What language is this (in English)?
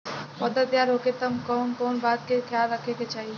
Bhojpuri